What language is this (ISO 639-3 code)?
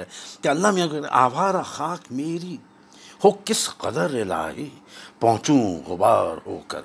urd